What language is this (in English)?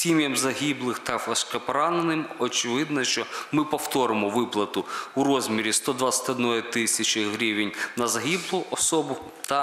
Ukrainian